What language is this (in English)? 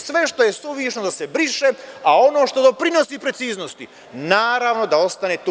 Serbian